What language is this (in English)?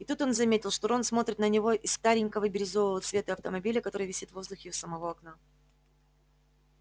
Russian